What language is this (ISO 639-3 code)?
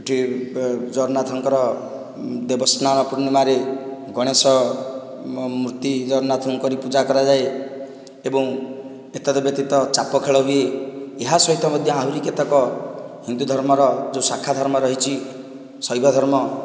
ori